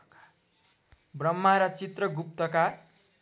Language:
Nepali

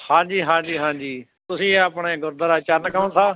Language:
Punjabi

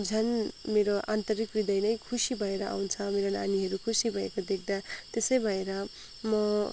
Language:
Nepali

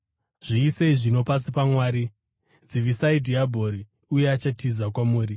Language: Shona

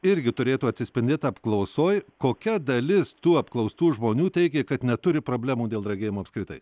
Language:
Lithuanian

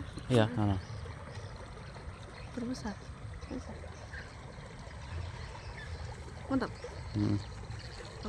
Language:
Indonesian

